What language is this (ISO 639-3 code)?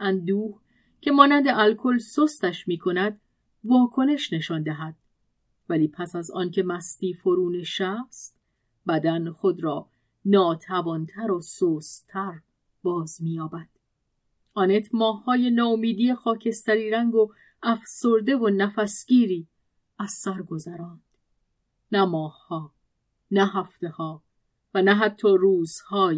fas